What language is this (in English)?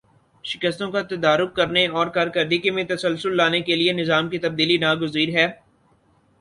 Urdu